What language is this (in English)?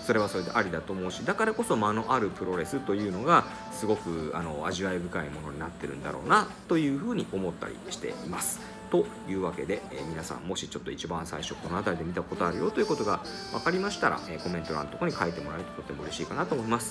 Japanese